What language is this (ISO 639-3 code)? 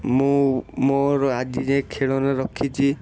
ori